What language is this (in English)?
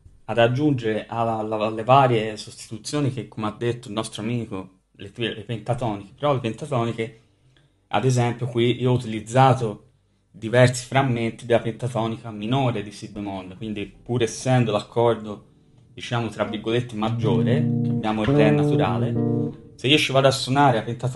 Italian